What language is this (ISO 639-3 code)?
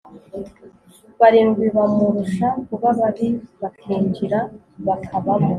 kin